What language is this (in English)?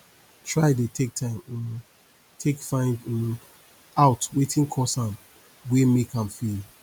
Nigerian Pidgin